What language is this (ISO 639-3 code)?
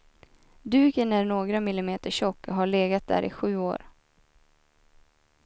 swe